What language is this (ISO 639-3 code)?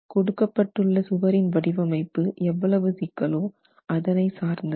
tam